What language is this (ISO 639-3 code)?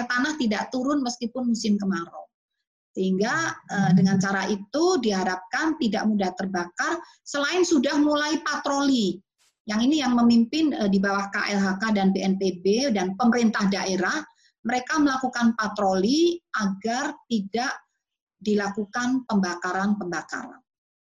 ind